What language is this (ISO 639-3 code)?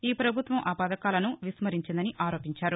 tel